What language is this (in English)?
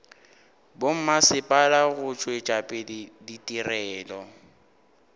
Northern Sotho